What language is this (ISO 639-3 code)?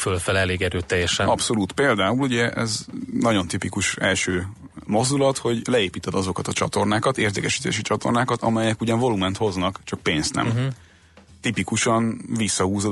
hun